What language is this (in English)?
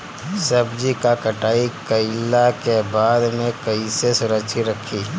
Bhojpuri